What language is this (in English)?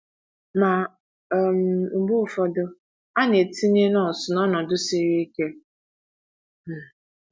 Igbo